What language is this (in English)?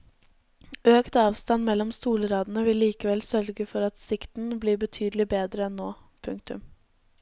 Norwegian